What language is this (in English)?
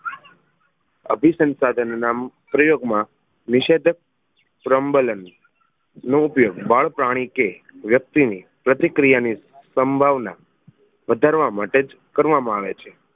Gujarati